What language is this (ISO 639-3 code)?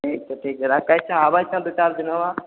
mai